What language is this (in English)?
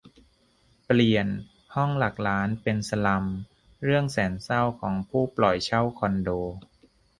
Thai